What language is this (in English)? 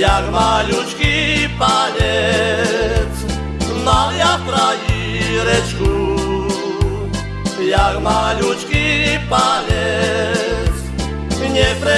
Slovak